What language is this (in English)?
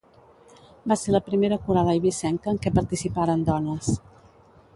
Catalan